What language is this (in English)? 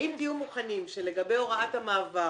Hebrew